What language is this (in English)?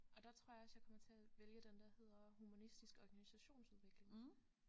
Danish